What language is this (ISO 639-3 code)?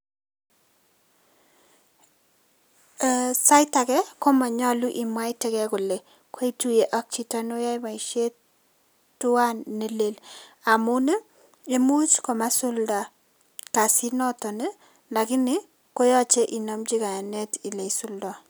kln